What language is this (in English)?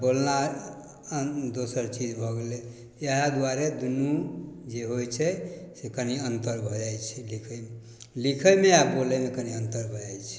Maithili